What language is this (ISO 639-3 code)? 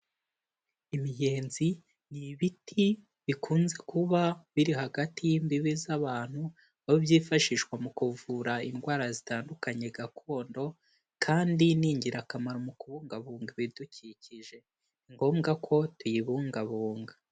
kin